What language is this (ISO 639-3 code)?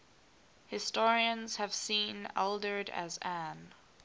eng